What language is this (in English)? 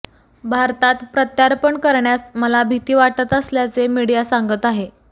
Marathi